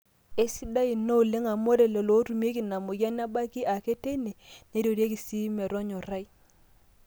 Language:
Masai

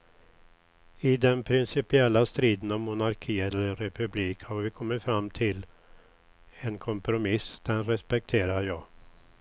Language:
Swedish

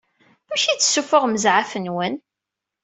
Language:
Kabyle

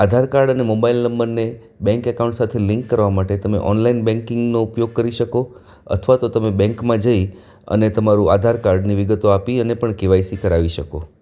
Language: Gujarati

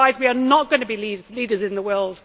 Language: English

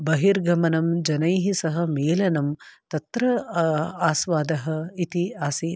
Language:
Sanskrit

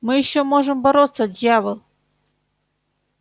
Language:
Russian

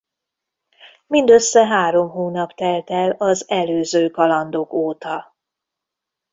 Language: Hungarian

